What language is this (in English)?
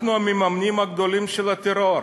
Hebrew